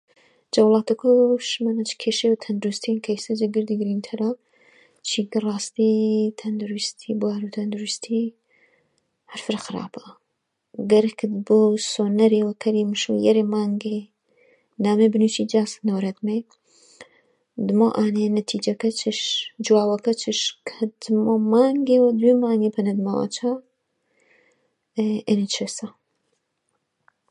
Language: Gurani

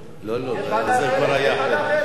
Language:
Hebrew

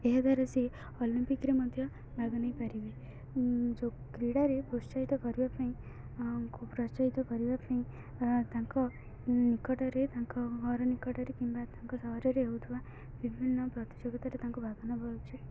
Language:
Odia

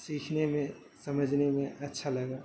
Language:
Urdu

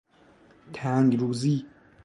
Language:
Persian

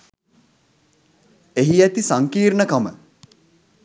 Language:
Sinhala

